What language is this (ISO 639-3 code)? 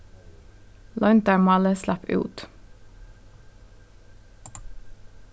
fao